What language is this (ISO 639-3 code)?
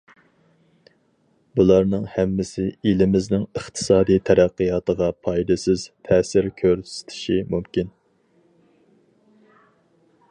uig